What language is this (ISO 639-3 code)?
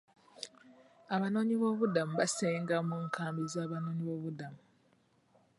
lug